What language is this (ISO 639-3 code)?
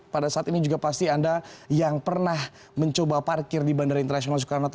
ind